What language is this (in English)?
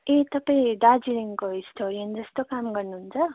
Nepali